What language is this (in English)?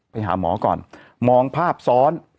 Thai